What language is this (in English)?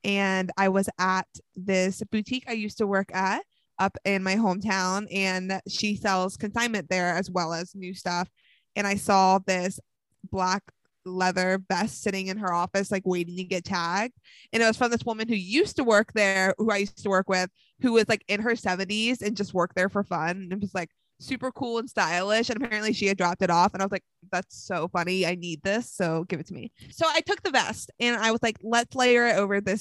English